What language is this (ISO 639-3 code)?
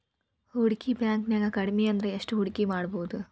kan